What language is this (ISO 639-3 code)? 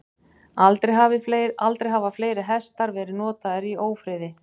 isl